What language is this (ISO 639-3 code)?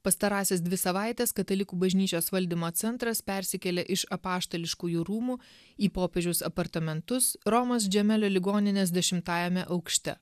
lit